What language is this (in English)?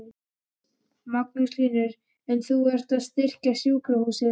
Icelandic